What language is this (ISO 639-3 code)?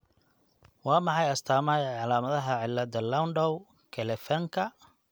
som